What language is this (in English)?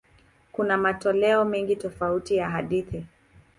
Swahili